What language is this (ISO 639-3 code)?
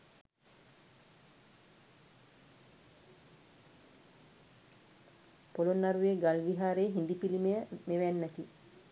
sin